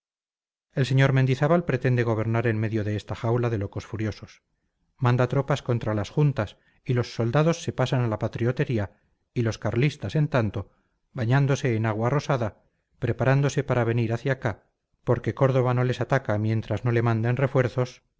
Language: Spanish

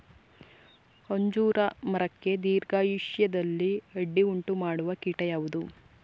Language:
Kannada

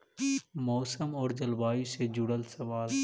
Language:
Magahi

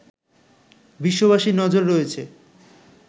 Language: Bangla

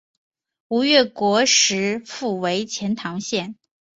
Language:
Chinese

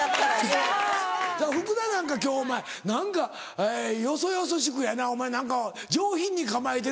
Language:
Japanese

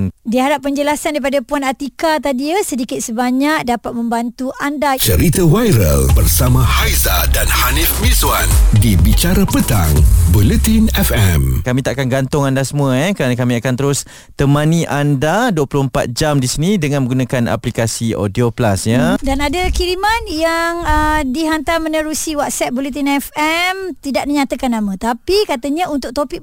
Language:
Malay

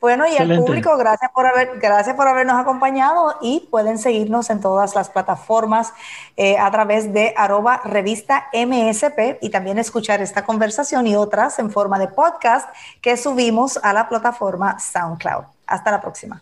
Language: Spanish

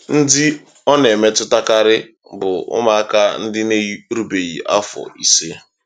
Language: Igbo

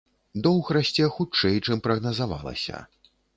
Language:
Belarusian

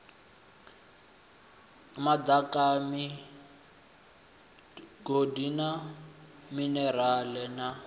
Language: Venda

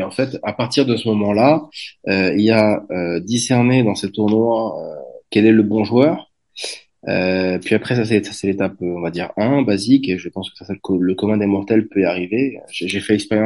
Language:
French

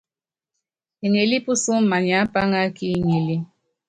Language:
Yangben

